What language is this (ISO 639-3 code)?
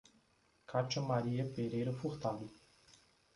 por